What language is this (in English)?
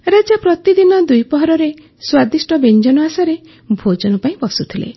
Odia